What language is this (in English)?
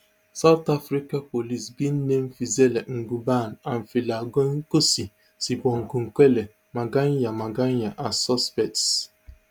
Nigerian Pidgin